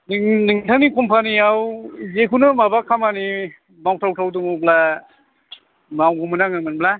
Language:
Bodo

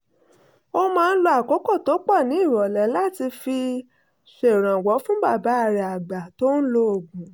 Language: Yoruba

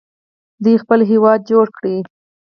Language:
Pashto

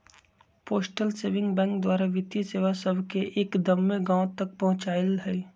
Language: Magahi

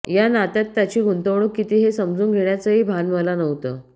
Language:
Marathi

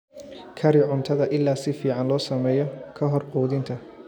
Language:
Somali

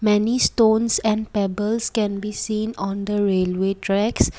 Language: English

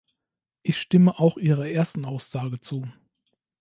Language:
German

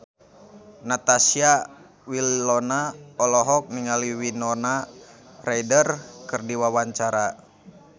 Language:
Sundanese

